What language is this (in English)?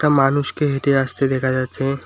Bangla